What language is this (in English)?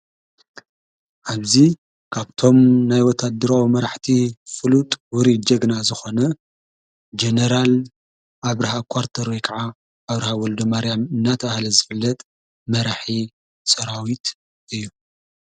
Tigrinya